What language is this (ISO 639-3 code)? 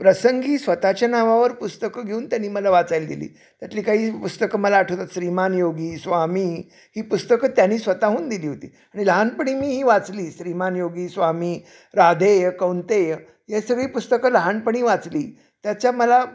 mar